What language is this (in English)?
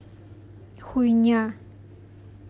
Russian